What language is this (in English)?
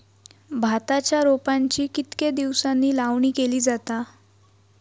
Marathi